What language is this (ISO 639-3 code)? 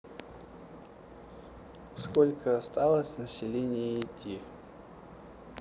rus